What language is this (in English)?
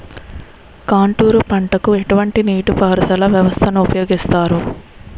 Telugu